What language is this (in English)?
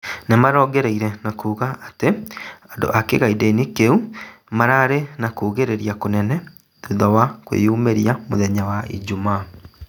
Kikuyu